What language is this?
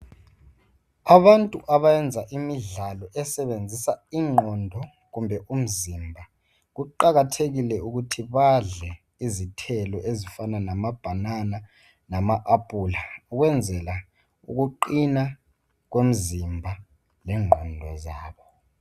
North Ndebele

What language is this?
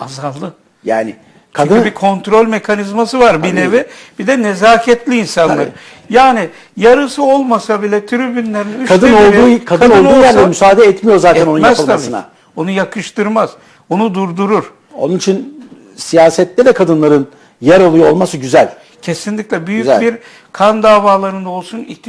Turkish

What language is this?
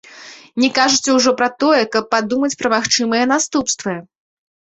Belarusian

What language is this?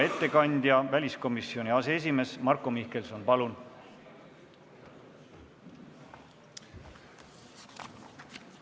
Estonian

